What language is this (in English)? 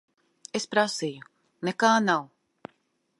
Latvian